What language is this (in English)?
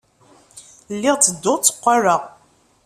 Kabyle